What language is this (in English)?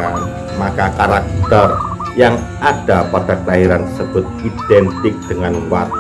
Indonesian